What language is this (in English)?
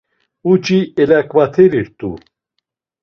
Laz